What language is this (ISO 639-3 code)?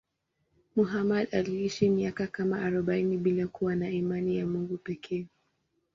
swa